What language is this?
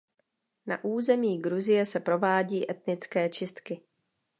Czech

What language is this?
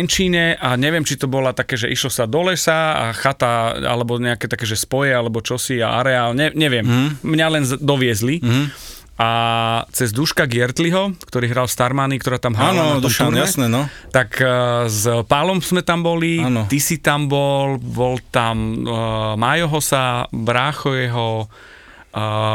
Slovak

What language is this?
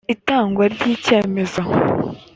Kinyarwanda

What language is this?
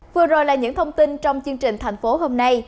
Vietnamese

